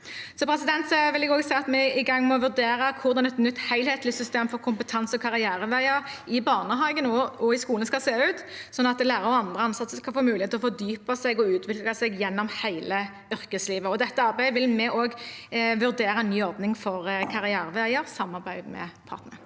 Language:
Norwegian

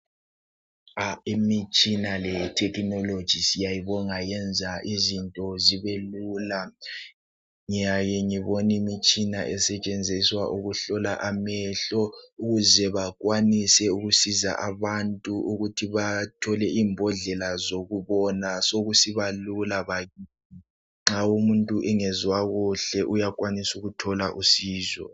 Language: North Ndebele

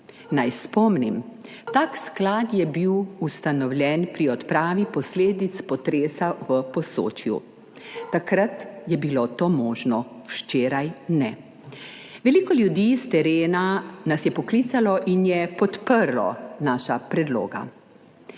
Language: Slovenian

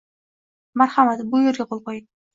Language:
Uzbek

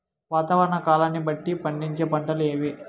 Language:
Telugu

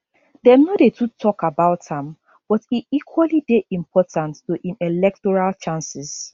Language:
Nigerian Pidgin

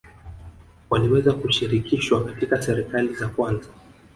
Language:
Swahili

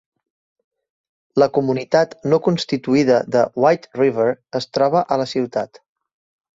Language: Catalan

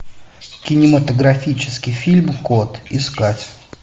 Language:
Russian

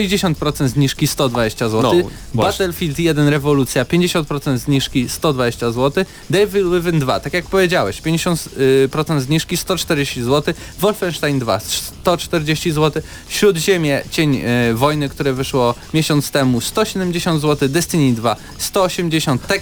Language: Polish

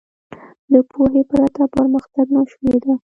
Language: Pashto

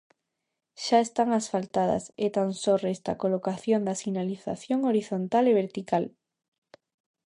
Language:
Galician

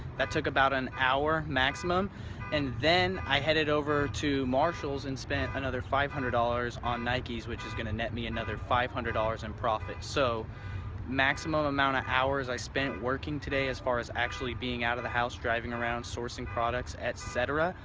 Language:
English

